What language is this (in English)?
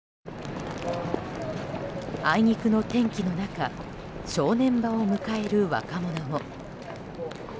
Japanese